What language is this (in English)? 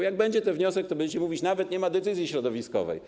Polish